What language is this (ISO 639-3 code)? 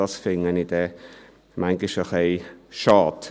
gsw